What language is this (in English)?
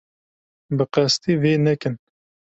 Kurdish